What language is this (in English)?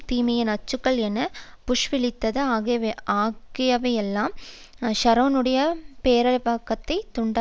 Tamil